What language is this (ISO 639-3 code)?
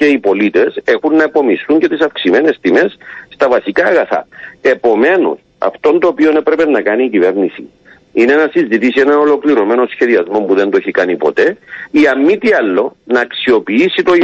ell